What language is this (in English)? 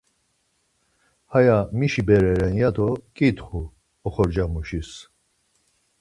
Laz